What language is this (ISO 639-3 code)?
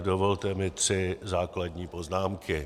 ces